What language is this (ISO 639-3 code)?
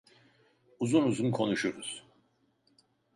tur